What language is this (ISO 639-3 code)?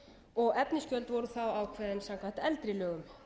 isl